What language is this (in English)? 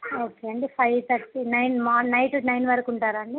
Telugu